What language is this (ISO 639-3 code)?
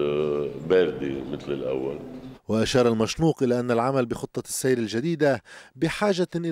ara